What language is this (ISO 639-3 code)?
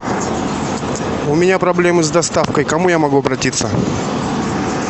rus